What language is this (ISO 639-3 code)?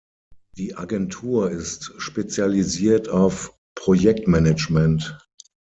deu